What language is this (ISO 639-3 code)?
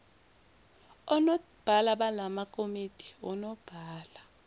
zul